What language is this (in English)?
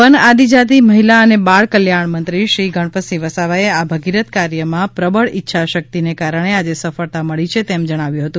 Gujarati